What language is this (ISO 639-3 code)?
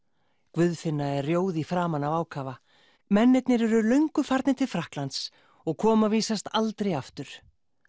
isl